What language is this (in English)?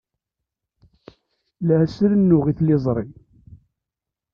Kabyle